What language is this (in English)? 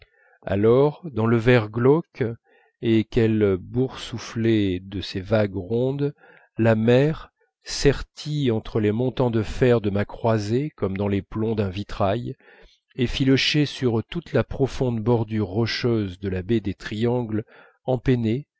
French